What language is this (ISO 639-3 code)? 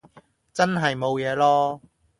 yue